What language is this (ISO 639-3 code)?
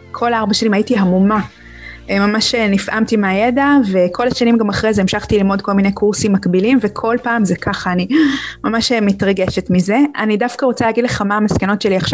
heb